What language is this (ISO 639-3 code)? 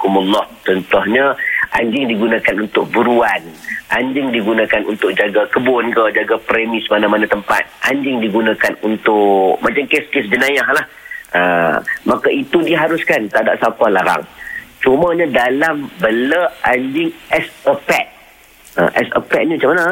msa